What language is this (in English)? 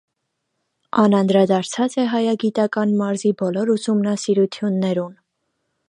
Armenian